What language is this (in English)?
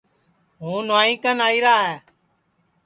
Sansi